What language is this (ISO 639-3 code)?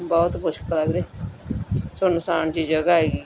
pan